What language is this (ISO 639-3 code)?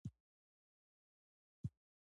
pus